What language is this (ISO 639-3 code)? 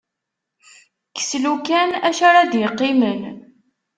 kab